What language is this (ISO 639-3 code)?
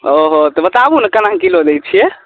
mai